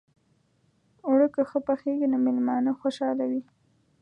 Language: Pashto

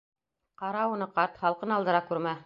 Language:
Bashkir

